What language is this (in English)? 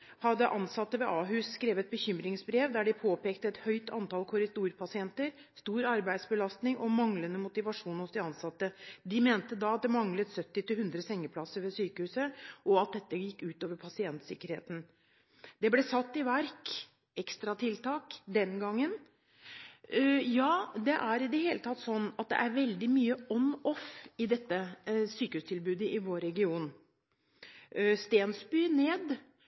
Norwegian Bokmål